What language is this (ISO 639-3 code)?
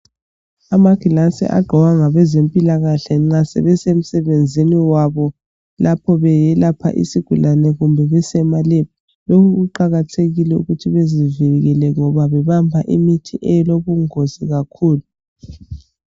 nde